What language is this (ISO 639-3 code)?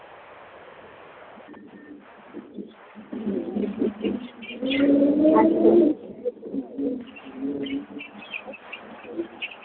doi